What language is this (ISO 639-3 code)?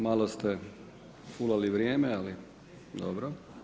hrv